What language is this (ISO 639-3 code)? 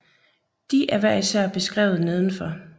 dan